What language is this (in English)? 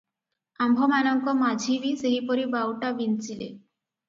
Odia